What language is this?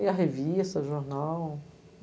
Portuguese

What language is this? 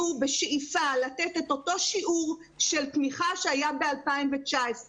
Hebrew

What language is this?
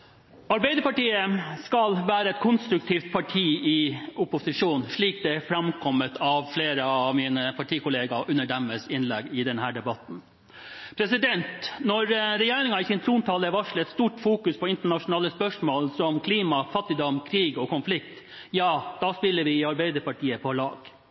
Norwegian Bokmål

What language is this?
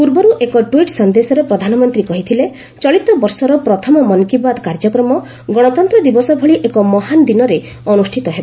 Odia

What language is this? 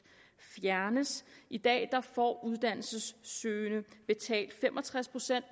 Danish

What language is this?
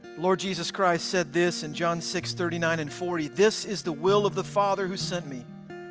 English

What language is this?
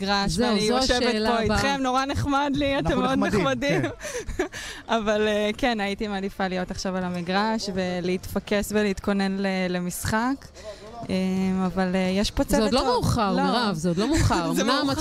Hebrew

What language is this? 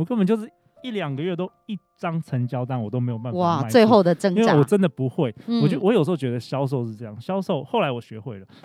Chinese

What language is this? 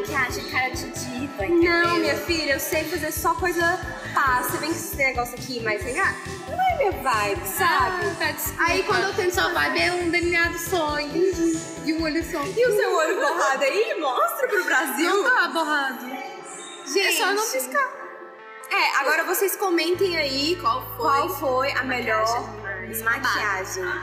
Portuguese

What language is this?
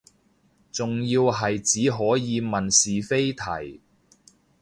Cantonese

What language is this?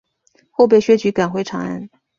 Chinese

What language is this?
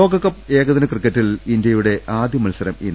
Malayalam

